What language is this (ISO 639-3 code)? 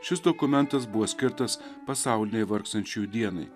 lit